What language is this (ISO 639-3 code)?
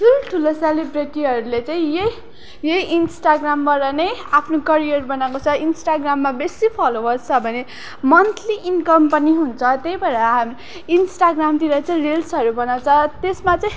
nep